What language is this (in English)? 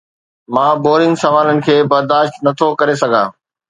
Sindhi